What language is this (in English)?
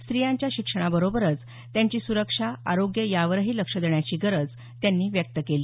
Marathi